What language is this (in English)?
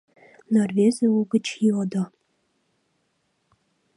Mari